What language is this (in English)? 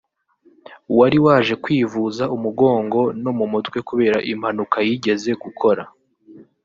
Kinyarwanda